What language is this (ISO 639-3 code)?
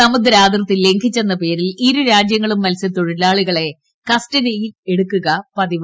mal